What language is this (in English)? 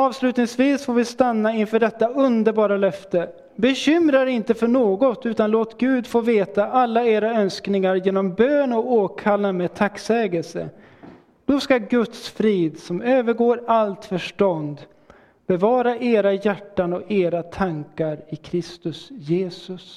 Swedish